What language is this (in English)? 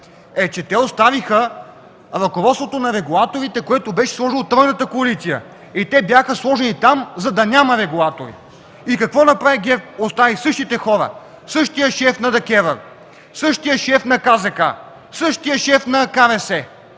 Bulgarian